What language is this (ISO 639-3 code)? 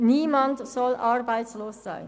gsw